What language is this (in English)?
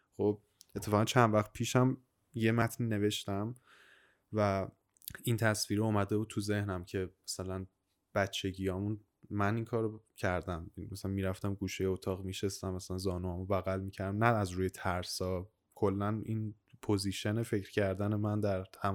Persian